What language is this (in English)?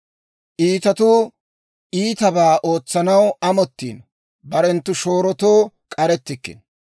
Dawro